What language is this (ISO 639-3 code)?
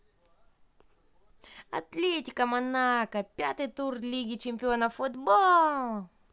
rus